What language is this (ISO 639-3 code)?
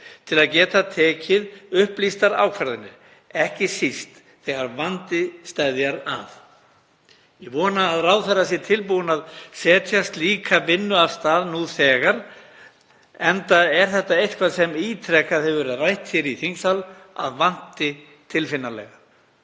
isl